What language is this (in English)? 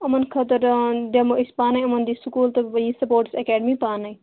Kashmiri